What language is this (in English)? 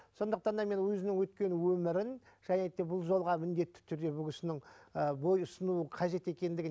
Kazakh